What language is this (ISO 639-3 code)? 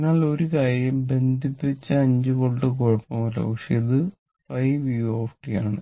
mal